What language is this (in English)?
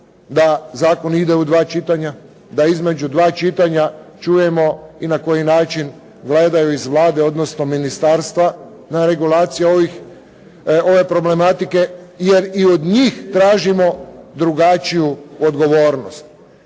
Croatian